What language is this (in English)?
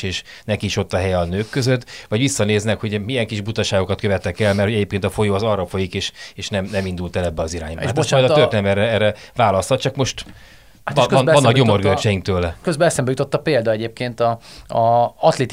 Hungarian